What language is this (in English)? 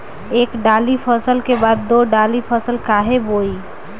Bhojpuri